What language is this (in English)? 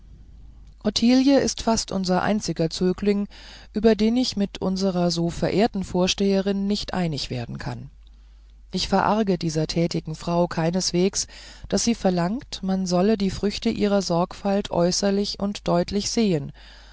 German